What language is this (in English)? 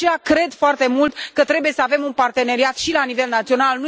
Romanian